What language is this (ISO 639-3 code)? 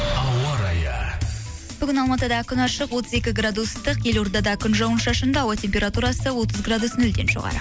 kaz